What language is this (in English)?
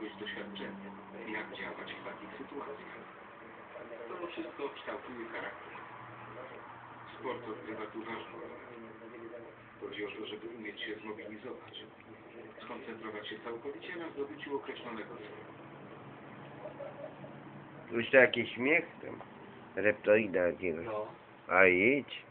Polish